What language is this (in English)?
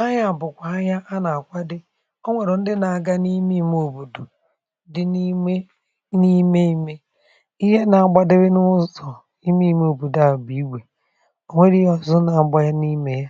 Igbo